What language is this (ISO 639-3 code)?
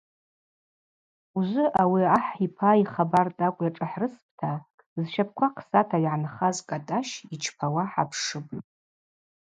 abq